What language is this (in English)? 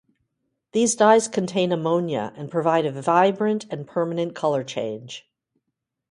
English